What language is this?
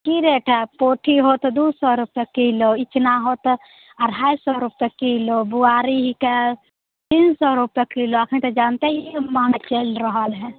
Maithili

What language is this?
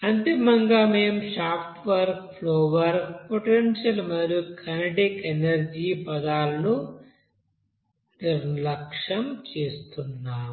Telugu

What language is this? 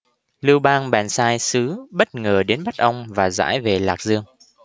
Vietnamese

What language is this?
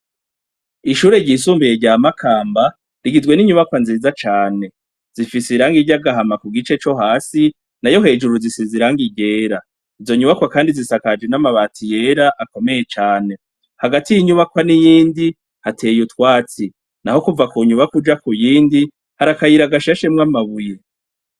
Rundi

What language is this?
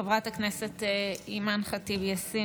Hebrew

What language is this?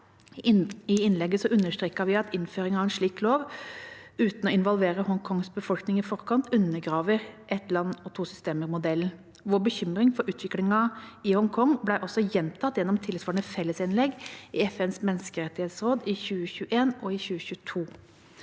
Norwegian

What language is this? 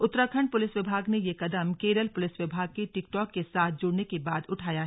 Hindi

